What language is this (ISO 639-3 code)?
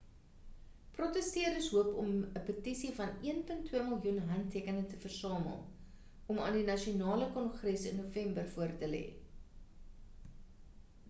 afr